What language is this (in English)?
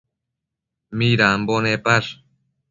Matsés